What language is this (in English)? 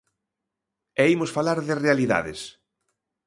Galician